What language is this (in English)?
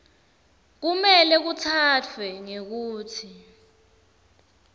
Swati